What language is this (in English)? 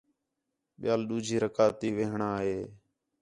Khetrani